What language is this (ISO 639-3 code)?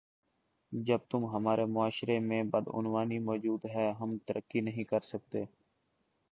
urd